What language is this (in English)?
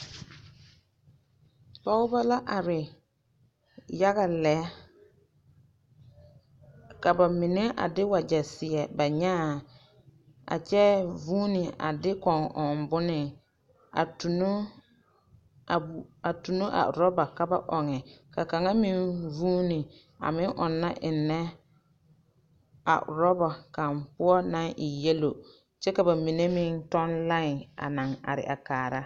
Southern Dagaare